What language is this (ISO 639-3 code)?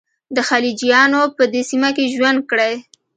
pus